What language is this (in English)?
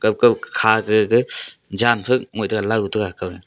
Wancho Naga